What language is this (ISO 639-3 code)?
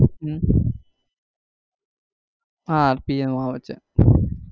guj